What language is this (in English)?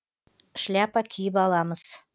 Kazakh